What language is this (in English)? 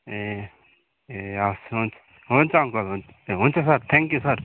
Nepali